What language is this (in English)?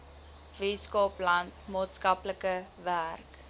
Afrikaans